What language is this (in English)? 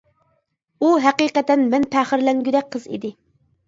Uyghur